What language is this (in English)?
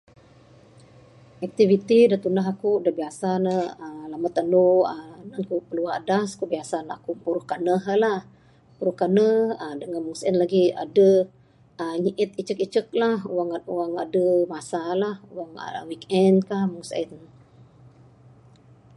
Bukar-Sadung Bidayuh